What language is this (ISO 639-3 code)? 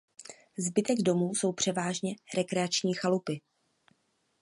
ces